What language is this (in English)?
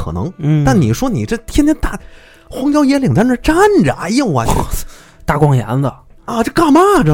Chinese